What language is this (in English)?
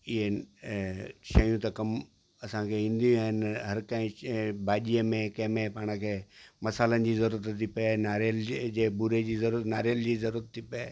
Sindhi